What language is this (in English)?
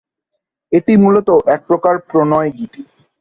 Bangla